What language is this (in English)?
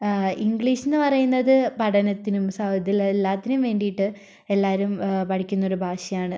Malayalam